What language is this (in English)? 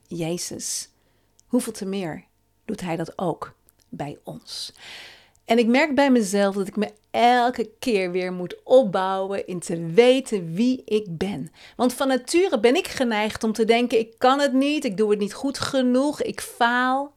Dutch